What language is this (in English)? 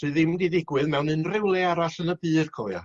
Welsh